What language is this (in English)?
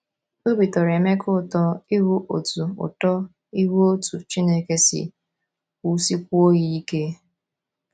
Igbo